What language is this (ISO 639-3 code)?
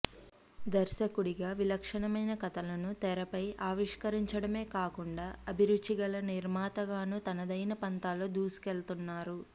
tel